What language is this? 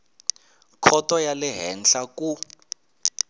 Tsonga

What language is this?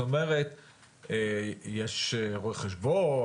Hebrew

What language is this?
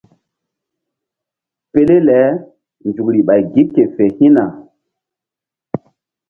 Mbum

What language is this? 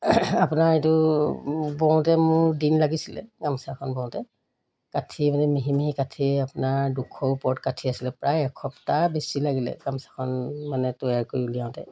Assamese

